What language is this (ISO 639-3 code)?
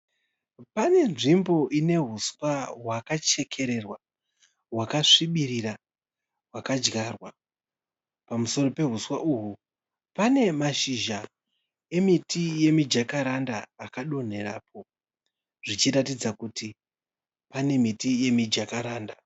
sna